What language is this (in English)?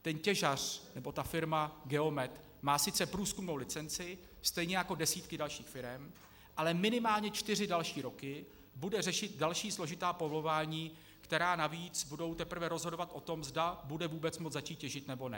Czech